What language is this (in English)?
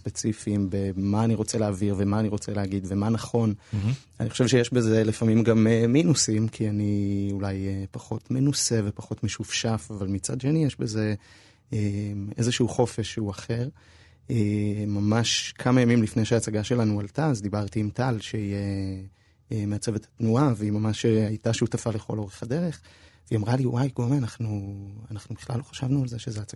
Hebrew